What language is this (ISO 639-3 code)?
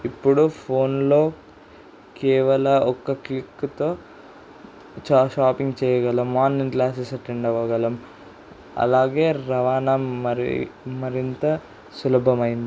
tel